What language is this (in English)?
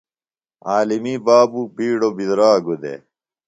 Phalura